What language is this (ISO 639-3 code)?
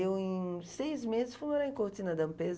por